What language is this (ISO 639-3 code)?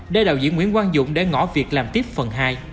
vie